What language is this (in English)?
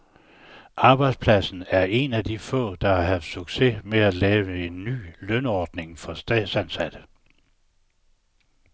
Danish